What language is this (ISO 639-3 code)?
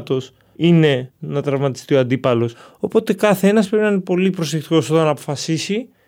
ell